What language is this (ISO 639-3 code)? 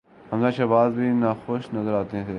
urd